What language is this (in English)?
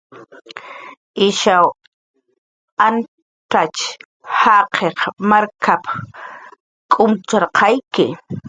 Jaqaru